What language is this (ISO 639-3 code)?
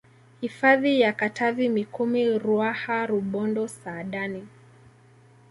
swa